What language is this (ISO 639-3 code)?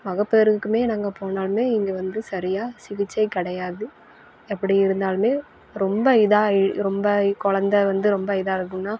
tam